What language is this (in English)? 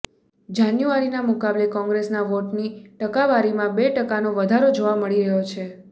Gujarati